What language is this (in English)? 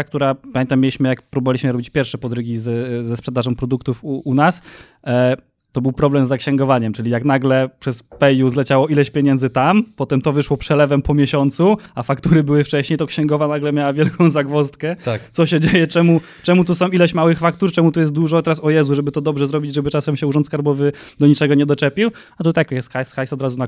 Polish